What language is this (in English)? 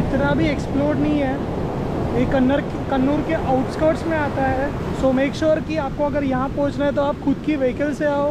Hindi